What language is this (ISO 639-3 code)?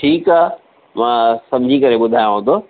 snd